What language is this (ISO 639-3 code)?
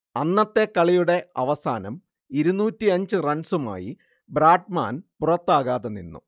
mal